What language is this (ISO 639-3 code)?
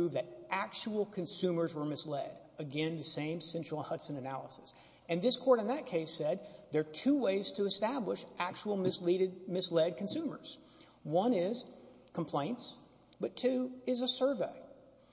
eng